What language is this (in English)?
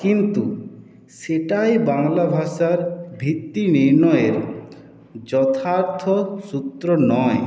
Bangla